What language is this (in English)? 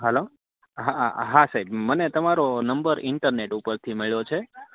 Gujarati